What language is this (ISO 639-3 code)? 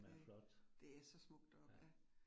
dan